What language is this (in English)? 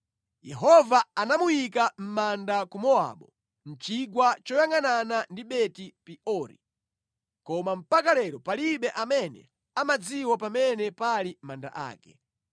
Nyanja